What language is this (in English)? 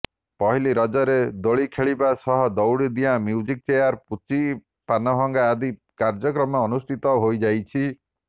Odia